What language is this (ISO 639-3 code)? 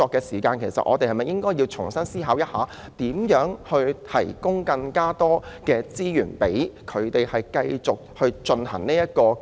yue